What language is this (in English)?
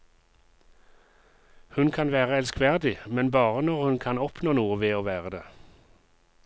Norwegian